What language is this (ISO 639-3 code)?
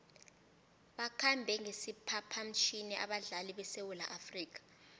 nbl